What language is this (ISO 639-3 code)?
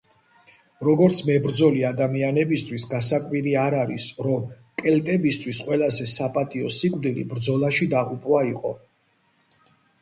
kat